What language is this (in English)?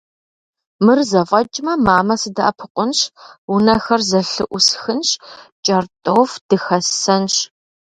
Kabardian